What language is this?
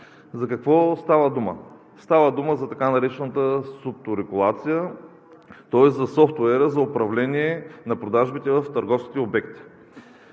Bulgarian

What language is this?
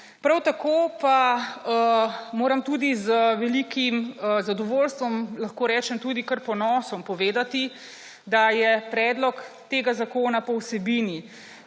Slovenian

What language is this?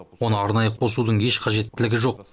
Kazakh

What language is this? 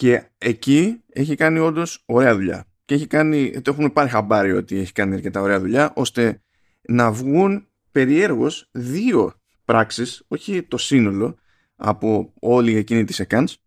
Greek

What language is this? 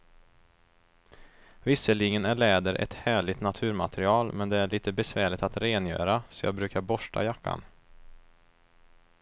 Swedish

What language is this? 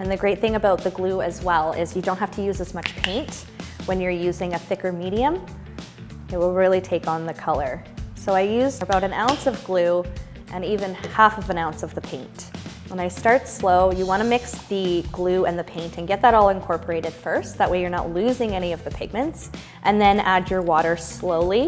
English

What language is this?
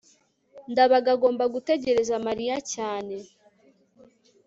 Kinyarwanda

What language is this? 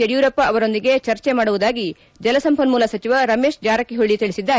Kannada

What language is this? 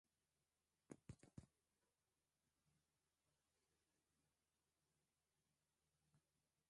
Swahili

